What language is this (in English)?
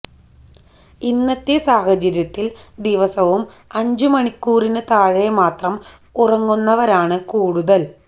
Malayalam